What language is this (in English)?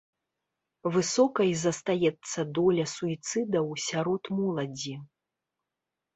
Belarusian